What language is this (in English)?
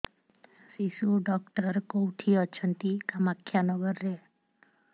Odia